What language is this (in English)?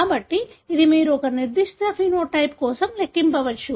Telugu